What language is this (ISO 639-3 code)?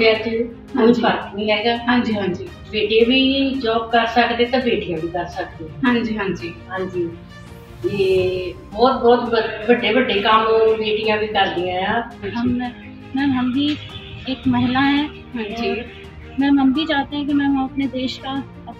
kor